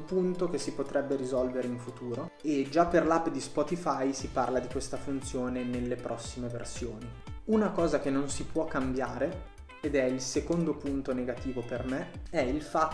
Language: Italian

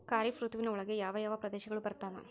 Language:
Kannada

